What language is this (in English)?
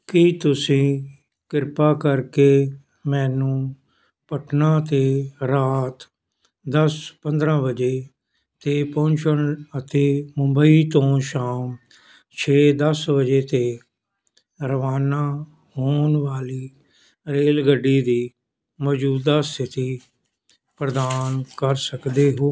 Punjabi